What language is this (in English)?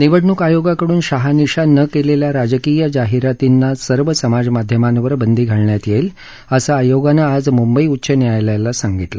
Marathi